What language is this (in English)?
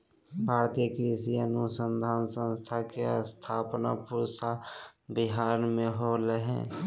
Magahi